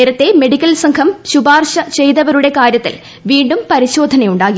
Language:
Malayalam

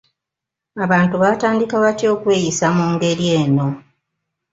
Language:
Ganda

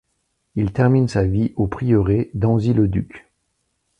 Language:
French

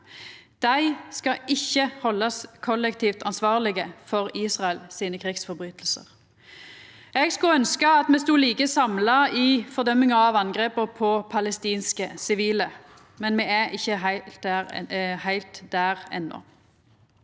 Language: Norwegian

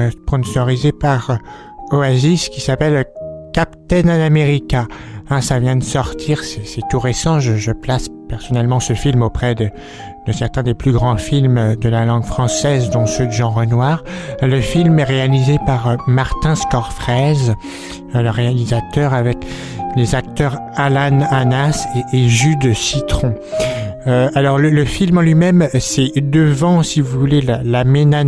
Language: French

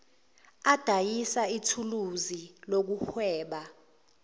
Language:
Zulu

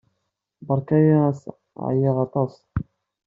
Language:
Kabyle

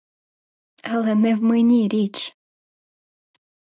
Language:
Ukrainian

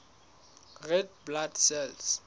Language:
Southern Sotho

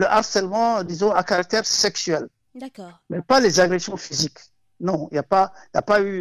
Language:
French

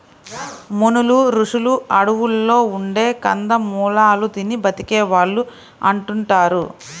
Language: Telugu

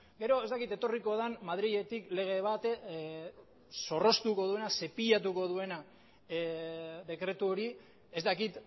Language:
Basque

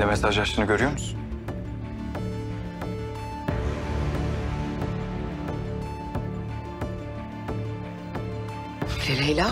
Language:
Turkish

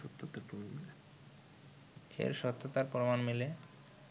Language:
Bangla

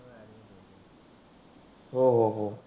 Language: Marathi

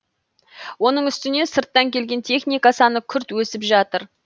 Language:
Kazakh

